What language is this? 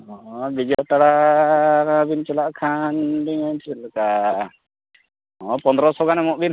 Santali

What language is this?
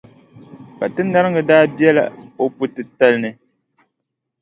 Dagbani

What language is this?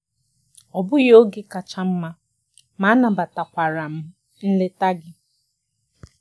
Igbo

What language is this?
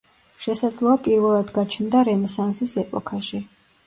Georgian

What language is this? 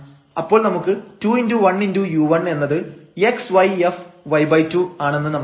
Malayalam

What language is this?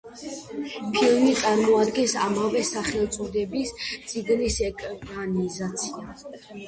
Georgian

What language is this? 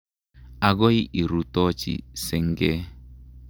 Kalenjin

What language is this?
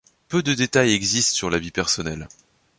French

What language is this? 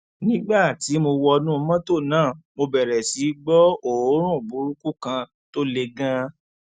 Yoruba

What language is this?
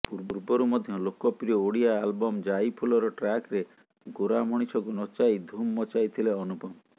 Odia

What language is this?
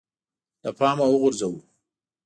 Pashto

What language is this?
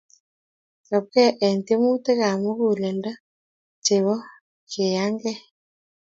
Kalenjin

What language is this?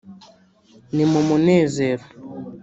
Kinyarwanda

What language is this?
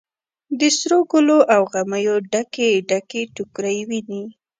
Pashto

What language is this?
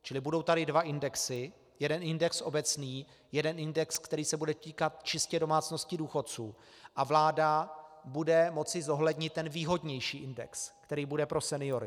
Czech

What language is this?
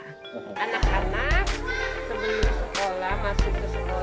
Indonesian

